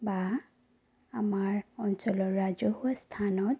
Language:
Assamese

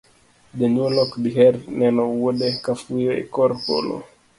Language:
Luo (Kenya and Tanzania)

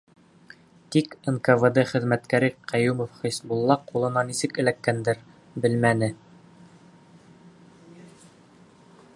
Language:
Bashkir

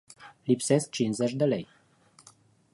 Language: Romanian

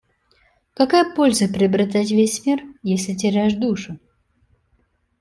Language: Russian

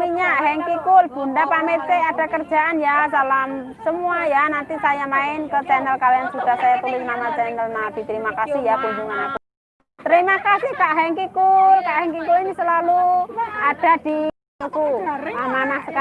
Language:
Indonesian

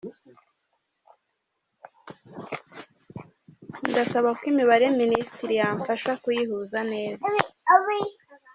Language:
Kinyarwanda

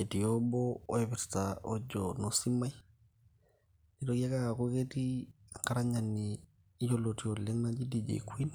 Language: Masai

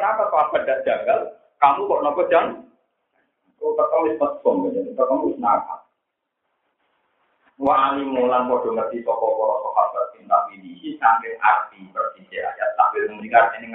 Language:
Indonesian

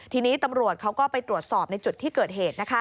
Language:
Thai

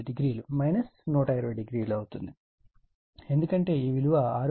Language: Telugu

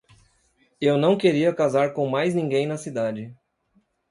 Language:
Portuguese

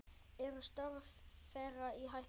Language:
Icelandic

